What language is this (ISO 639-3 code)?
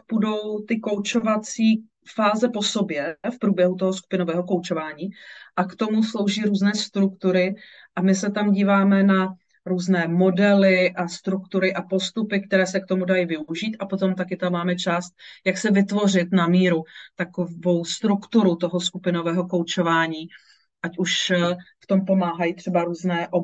ces